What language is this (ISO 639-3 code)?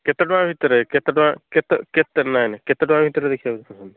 ori